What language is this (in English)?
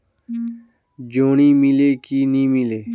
Chhattisgarhi